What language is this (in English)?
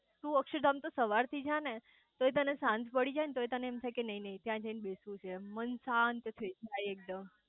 Gujarati